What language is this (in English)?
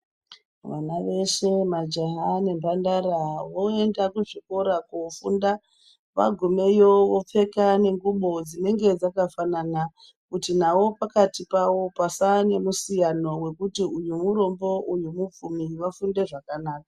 Ndau